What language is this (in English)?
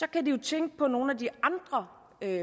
Danish